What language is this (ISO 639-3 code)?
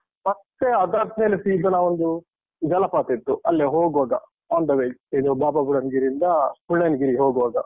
kan